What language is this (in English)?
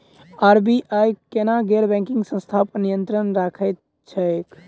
Maithili